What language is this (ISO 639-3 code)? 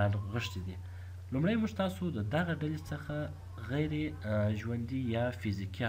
fra